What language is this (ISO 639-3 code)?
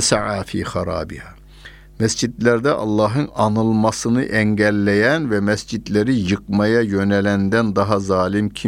tur